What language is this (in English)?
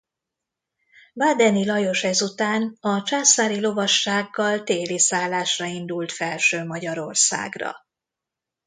Hungarian